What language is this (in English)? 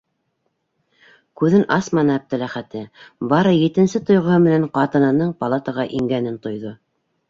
Bashkir